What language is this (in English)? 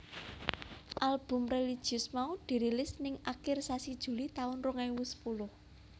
Javanese